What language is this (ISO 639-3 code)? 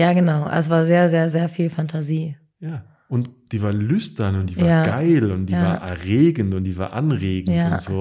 deu